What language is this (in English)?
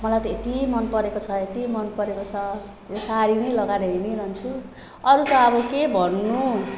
Nepali